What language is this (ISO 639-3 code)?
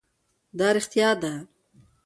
pus